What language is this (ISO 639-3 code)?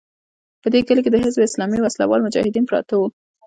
pus